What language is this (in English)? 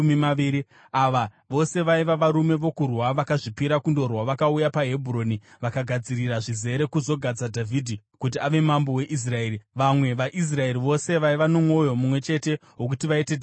Shona